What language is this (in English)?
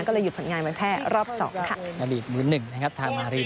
Thai